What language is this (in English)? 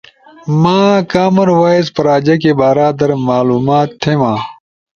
Ushojo